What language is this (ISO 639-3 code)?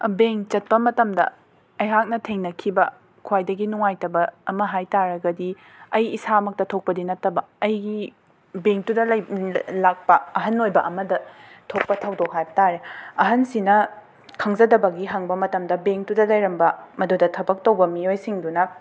mni